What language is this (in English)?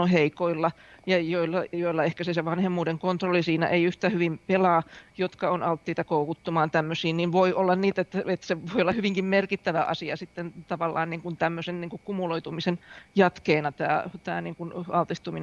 Finnish